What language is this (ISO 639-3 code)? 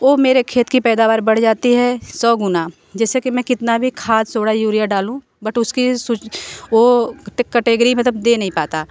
hin